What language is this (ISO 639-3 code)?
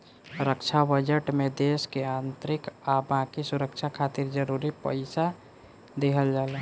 bho